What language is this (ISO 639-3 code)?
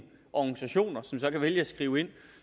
dan